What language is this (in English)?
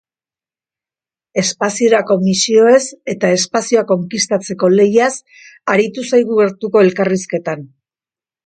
Basque